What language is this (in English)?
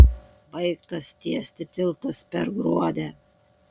Lithuanian